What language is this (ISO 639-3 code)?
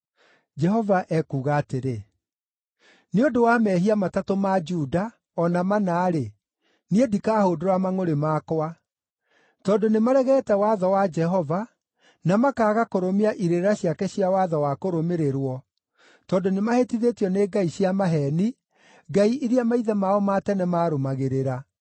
kik